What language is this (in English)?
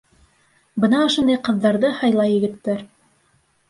Bashkir